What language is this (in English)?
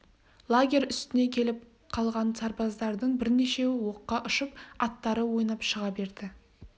Kazakh